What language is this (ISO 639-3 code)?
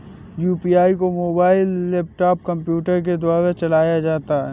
hin